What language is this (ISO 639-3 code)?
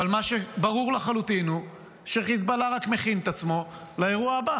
heb